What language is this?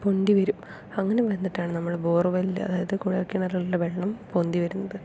Malayalam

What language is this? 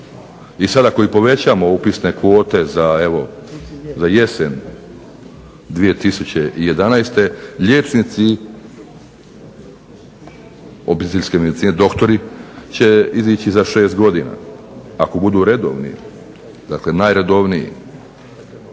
Croatian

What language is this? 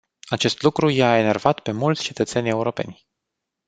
Romanian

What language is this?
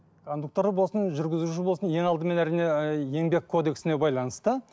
Kazakh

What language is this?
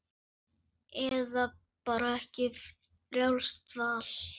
Icelandic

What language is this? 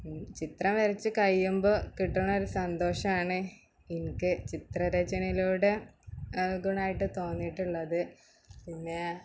Malayalam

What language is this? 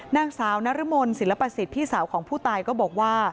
Thai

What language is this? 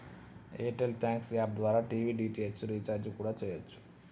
Telugu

